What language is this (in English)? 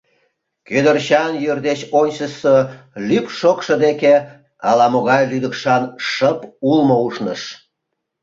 Mari